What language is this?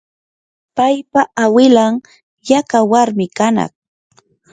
Yanahuanca Pasco Quechua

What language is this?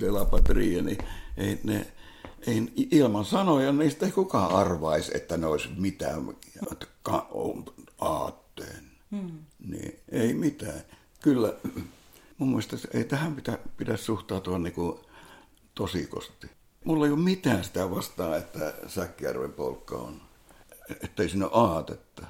Finnish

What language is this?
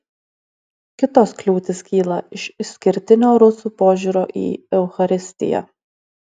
Lithuanian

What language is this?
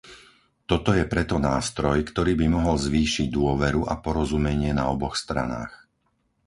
Slovak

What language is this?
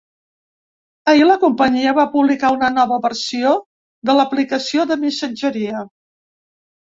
Catalan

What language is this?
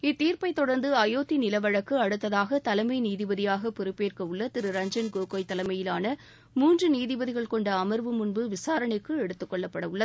Tamil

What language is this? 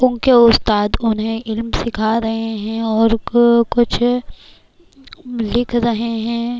Urdu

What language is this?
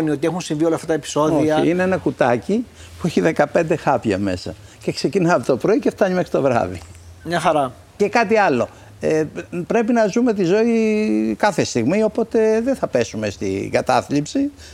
Greek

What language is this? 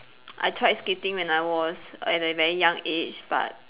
English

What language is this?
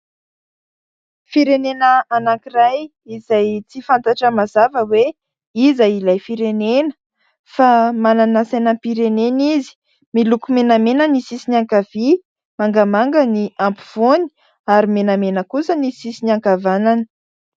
Malagasy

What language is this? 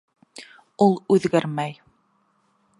Bashkir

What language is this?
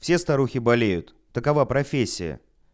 Russian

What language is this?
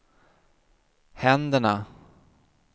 Swedish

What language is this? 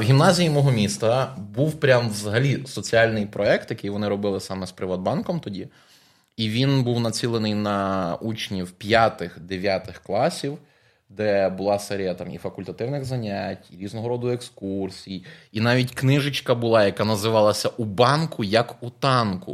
Ukrainian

